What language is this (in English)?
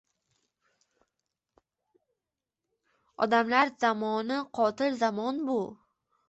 Uzbek